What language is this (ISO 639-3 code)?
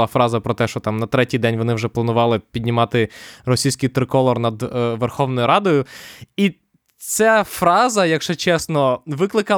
ukr